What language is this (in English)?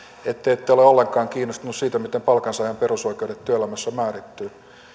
Finnish